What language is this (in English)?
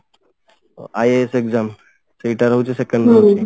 Odia